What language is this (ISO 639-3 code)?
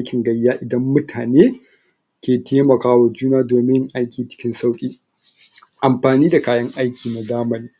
hau